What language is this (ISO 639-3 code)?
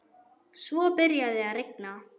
isl